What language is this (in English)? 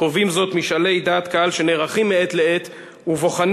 Hebrew